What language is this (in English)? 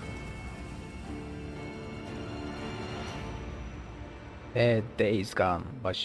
Turkish